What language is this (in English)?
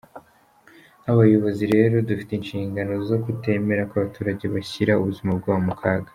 Kinyarwanda